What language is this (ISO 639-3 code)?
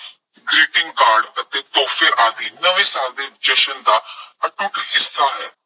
pan